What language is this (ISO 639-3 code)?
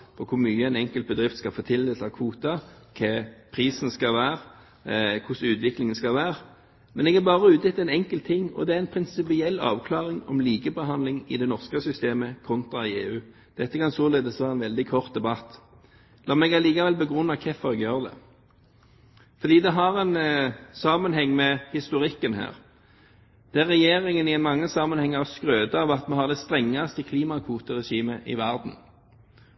nob